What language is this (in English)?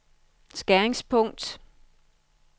Danish